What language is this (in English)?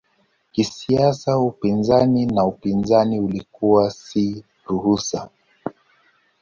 Swahili